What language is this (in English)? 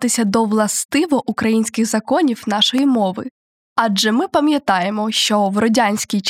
Ukrainian